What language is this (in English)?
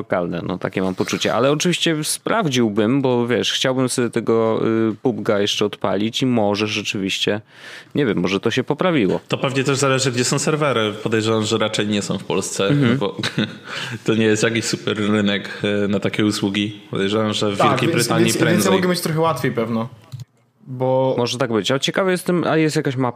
Polish